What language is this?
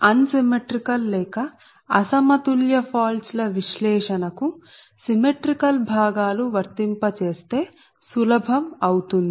Telugu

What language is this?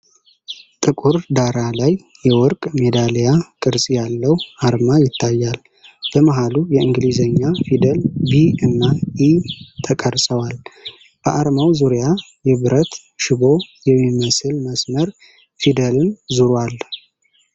Amharic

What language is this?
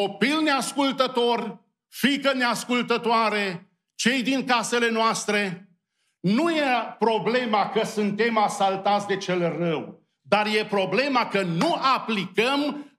Romanian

